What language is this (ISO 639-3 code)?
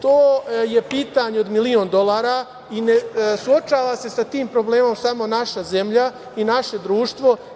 srp